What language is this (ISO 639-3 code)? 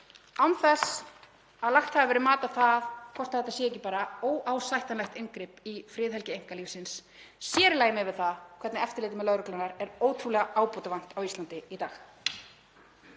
isl